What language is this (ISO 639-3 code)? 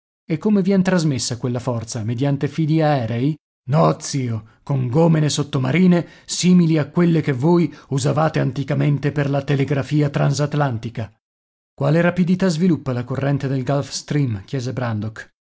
ita